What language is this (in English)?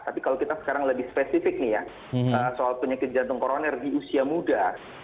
Indonesian